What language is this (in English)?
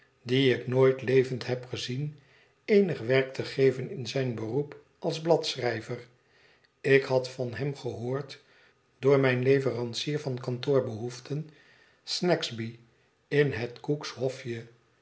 Dutch